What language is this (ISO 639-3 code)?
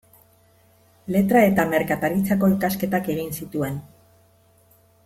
eus